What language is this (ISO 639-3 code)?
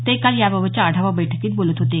mar